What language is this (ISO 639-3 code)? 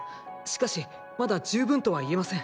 jpn